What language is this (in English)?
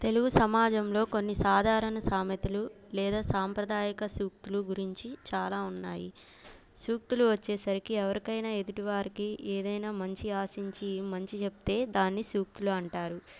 Telugu